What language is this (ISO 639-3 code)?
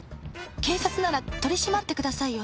jpn